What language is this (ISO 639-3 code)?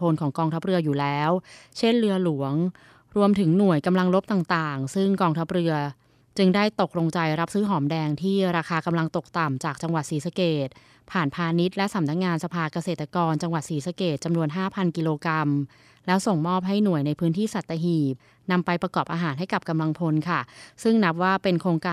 tha